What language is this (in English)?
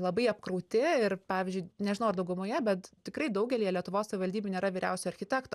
Lithuanian